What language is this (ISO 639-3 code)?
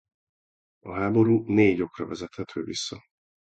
hun